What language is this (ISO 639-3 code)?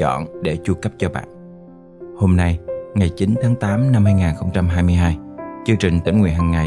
vie